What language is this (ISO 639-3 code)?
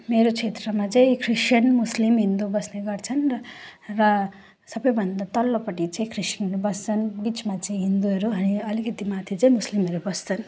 nep